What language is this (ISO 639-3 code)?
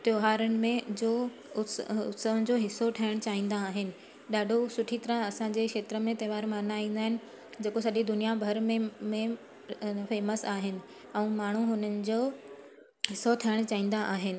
snd